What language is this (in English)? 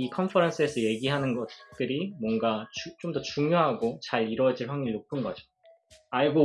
Korean